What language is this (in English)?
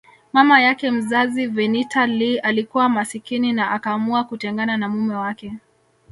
Swahili